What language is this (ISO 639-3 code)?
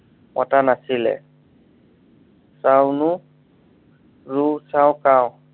asm